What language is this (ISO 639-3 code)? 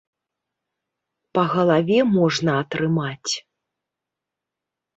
bel